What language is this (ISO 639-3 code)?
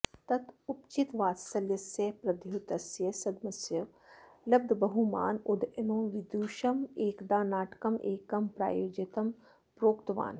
san